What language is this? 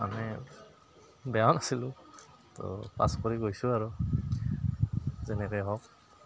Assamese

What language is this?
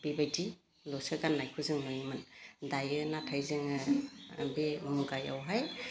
Bodo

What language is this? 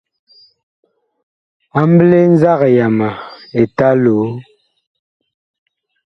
Bakoko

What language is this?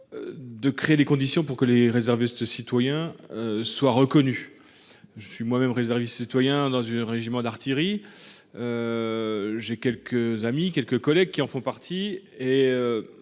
French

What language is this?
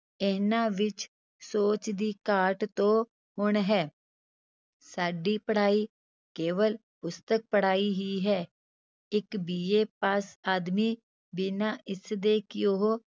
Punjabi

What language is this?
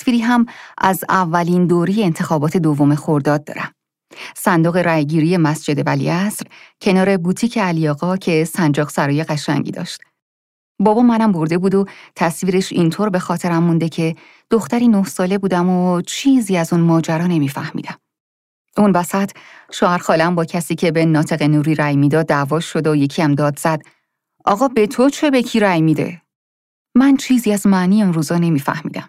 Persian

